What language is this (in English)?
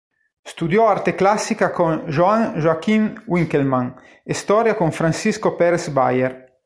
Italian